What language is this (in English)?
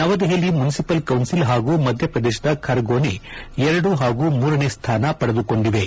Kannada